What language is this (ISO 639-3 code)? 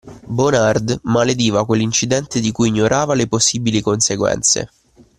ita